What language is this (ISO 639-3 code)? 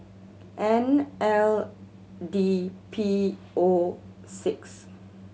eng